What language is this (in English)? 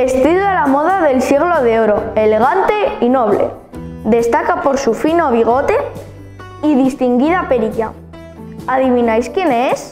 Spanish